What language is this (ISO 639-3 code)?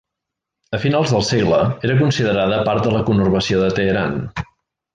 cat